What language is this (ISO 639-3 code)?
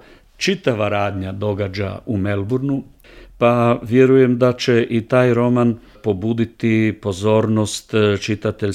hrv